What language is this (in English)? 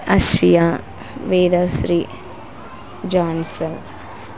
Telugu